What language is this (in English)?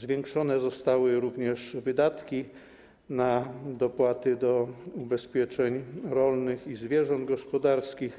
Polish